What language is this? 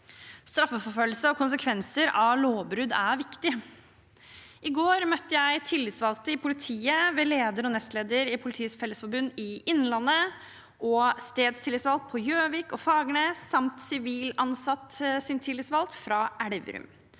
Norwegian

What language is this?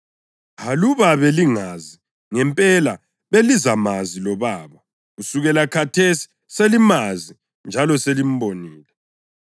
North Ndebele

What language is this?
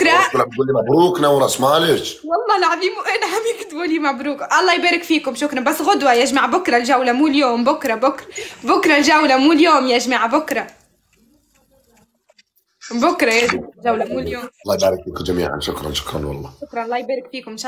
Arabic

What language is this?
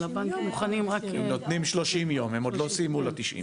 Hebrew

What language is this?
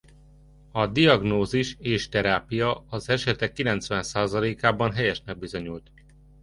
Hungarian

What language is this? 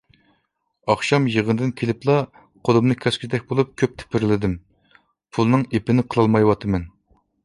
Uyghur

